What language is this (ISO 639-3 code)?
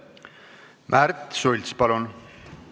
est